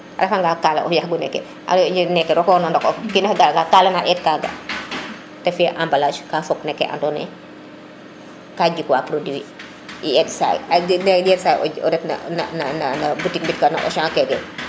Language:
Serer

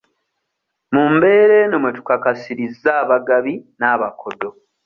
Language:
Ganda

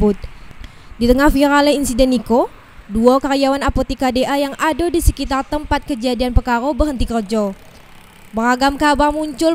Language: Indonesian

